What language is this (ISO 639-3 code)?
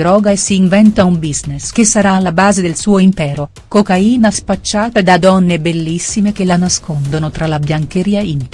ita